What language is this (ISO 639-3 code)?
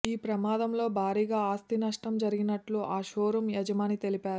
tel